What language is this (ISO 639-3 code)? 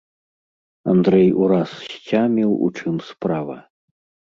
bel